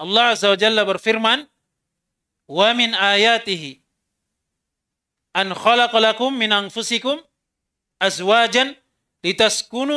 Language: Indonesian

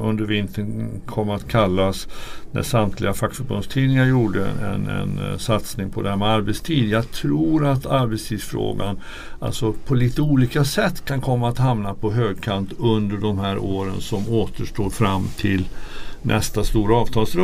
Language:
Swedish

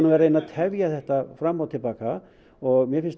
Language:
Icelandic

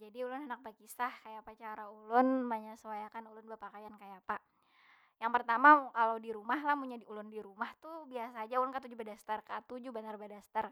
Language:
Banjar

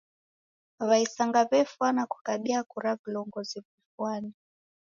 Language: Taita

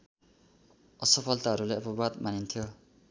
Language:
Nepali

